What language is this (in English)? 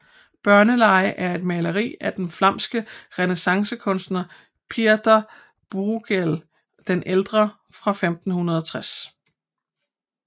Danish